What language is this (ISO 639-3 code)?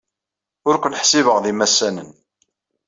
kab